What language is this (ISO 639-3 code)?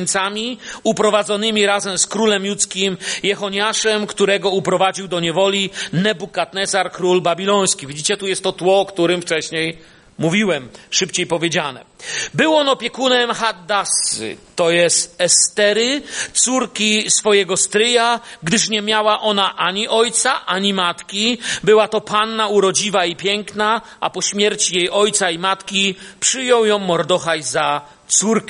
pol